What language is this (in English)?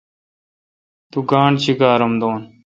Kalkoti